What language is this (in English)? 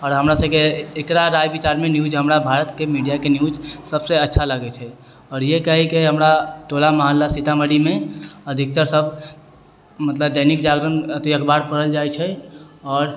Maithili